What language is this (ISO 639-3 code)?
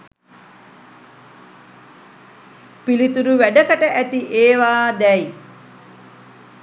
sin